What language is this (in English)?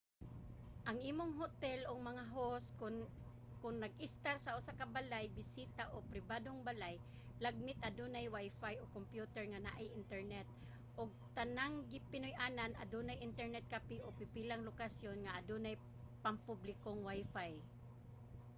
Cebuano